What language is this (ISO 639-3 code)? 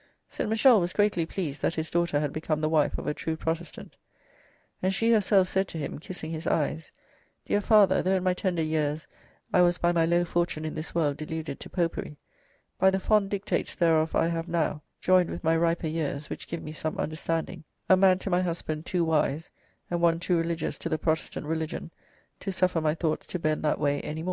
eng